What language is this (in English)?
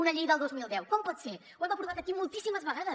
Catalan